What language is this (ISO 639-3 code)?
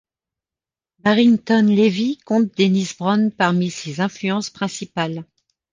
fra